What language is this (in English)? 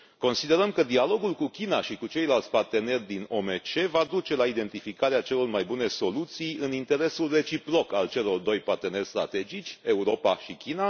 Romanian